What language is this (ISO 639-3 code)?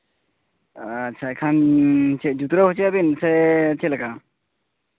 sat